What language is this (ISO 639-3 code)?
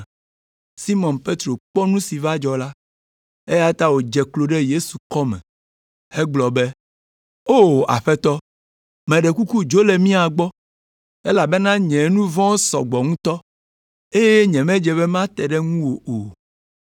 ewe